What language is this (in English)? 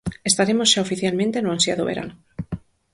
Galician